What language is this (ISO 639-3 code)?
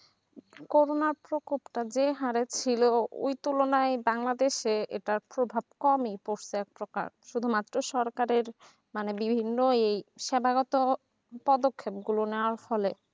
ben